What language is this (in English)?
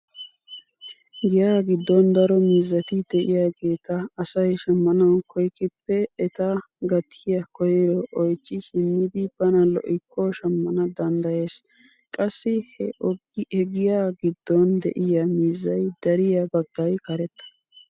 Wolaytta